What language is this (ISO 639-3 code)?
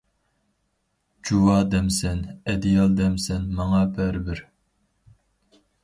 uig